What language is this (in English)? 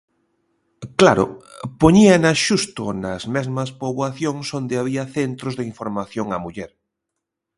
Galician